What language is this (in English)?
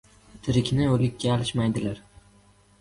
Uzbek